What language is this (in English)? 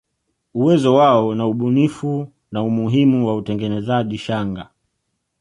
Swahili